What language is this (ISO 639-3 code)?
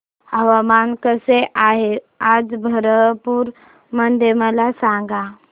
mar